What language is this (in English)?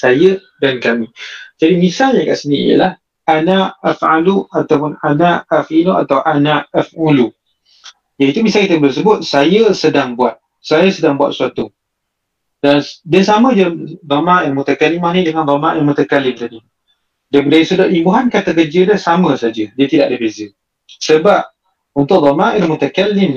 Malay